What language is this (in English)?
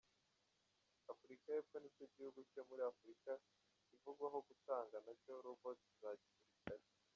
Kinyarwanda